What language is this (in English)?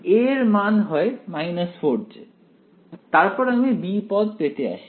Bangla